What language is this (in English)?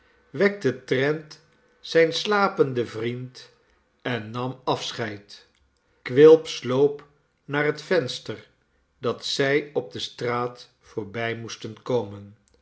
Dutch